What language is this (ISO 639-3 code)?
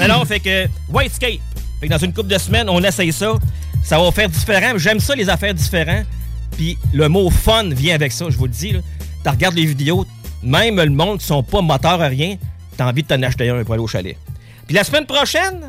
fra